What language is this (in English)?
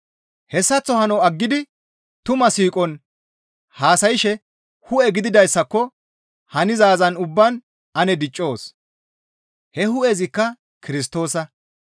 Gamo